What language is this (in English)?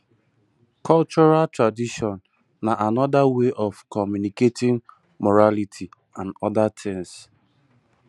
Nigerian Pidgin